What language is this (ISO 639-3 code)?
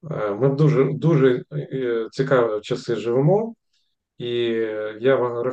ukr